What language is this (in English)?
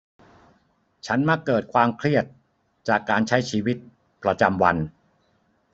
Thai